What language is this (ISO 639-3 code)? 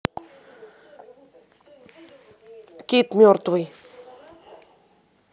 rus